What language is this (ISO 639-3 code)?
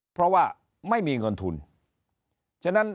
tha